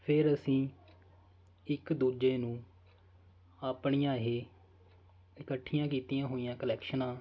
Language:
Punjabi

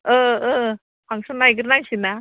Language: Bodo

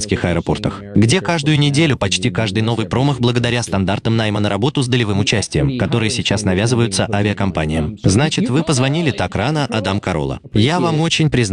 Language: Russian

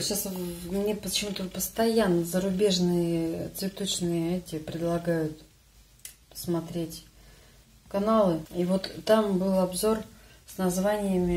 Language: Russian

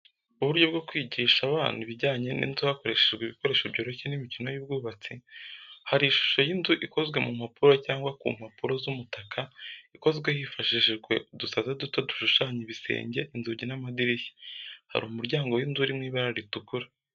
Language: Kinyarwanda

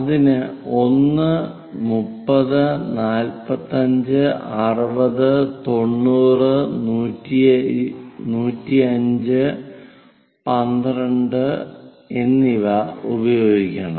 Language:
Malayalam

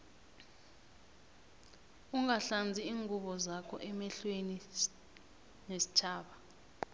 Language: South Ndebele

